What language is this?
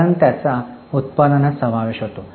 Marathi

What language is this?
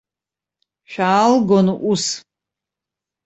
Abkhazian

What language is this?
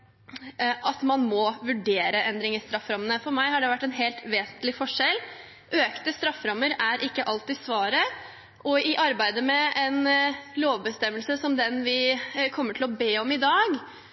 Norwegian Bokmål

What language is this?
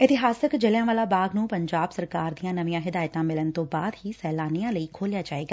Punjabi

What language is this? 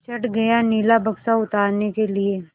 Hindi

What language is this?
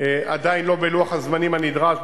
Hebrew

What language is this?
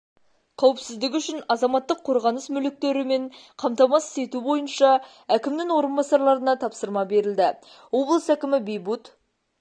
Kazakh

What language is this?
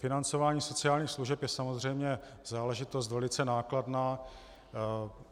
Czech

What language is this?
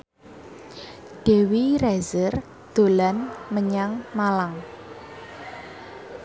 Javanese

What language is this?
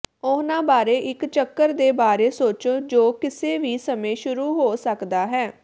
Punjabi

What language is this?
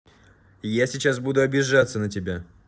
Russian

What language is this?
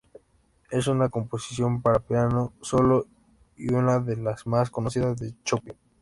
Spanish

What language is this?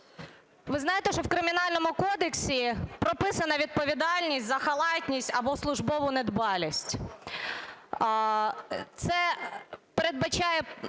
Ukrainian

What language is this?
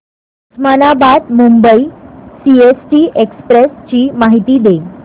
Marathi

